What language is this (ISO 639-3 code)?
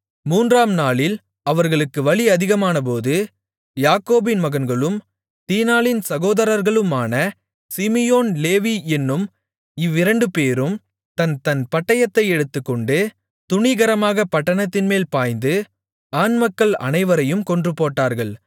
tam